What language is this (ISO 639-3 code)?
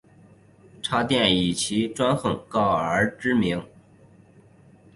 zho